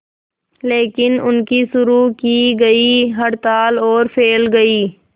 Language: Hindi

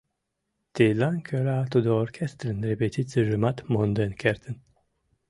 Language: Mari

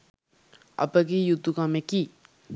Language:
Sinhala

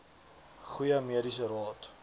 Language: Afrikaans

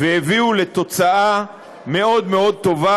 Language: Hebrew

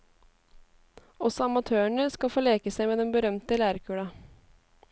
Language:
Norwegian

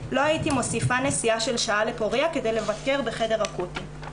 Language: Hebrew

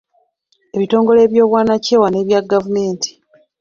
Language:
Ganda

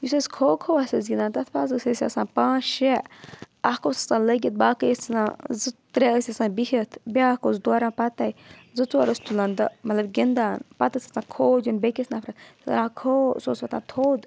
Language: Kashmiri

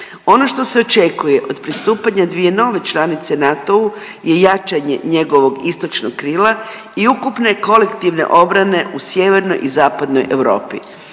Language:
Croatian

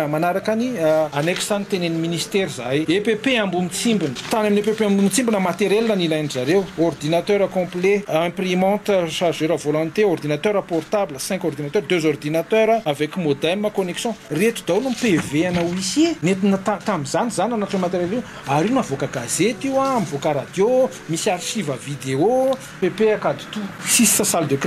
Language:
Romanian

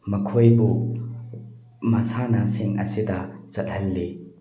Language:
Manipuri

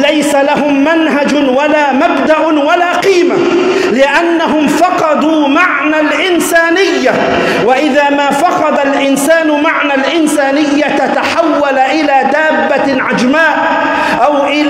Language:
Arabic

